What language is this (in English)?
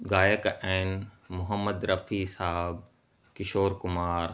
Sindhi